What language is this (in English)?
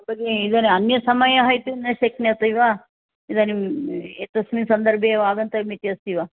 Sanskrit